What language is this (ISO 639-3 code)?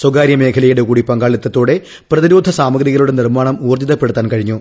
mal